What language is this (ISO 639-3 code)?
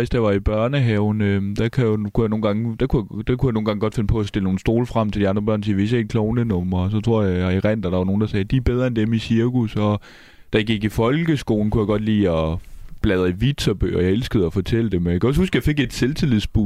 dan